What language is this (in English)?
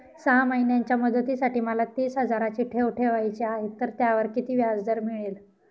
Marathi